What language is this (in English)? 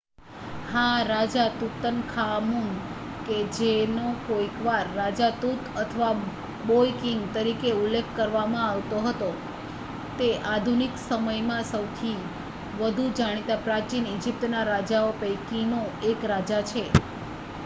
Gujarati